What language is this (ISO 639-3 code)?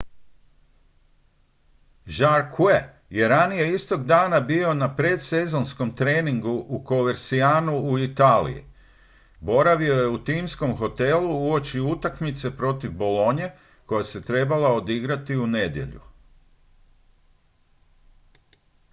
hrv